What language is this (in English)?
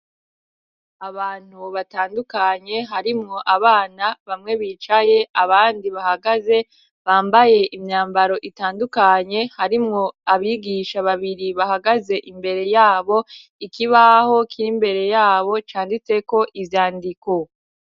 Rundi